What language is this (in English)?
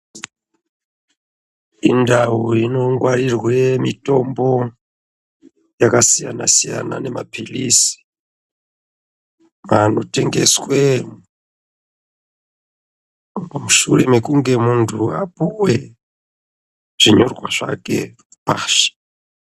Ndau